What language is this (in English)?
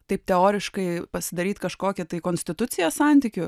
Lithuanian